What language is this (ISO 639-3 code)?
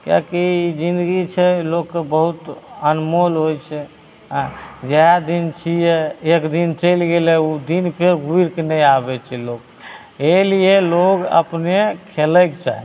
mai